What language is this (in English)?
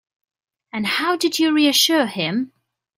English